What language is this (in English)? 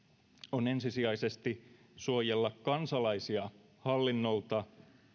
Finnish